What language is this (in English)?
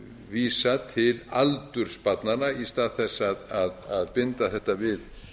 Icelandic